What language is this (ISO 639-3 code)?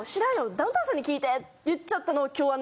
jpn